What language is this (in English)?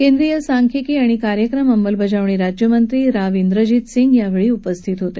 Marathi